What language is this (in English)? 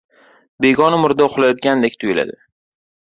Uzbek